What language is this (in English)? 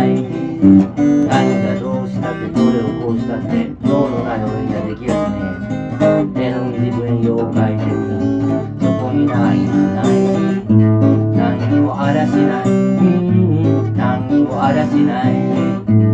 Japanese